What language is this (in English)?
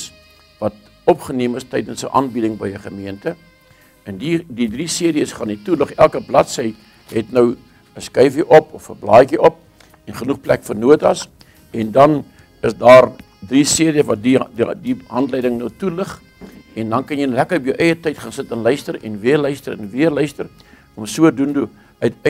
Dutch